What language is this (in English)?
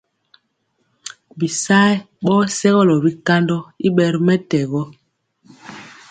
Mpiemo